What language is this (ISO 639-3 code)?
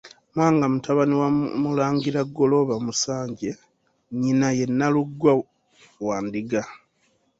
lug